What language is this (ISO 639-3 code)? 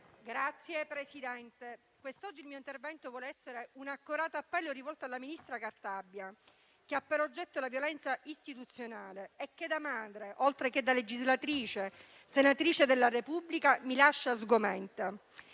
ita